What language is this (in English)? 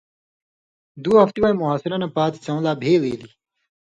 Indus Kohistani